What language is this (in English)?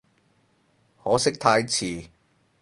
Cantonese